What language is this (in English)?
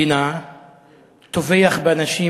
Hebrew